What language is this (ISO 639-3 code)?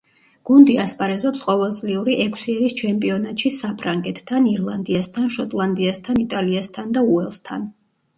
kat